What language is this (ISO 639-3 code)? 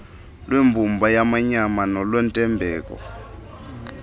xho